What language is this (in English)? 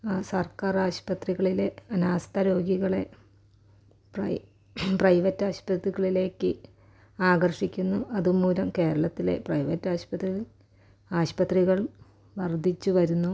Malayalam